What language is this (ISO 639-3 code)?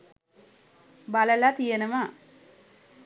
sin